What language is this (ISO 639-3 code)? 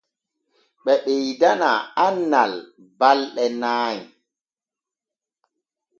fue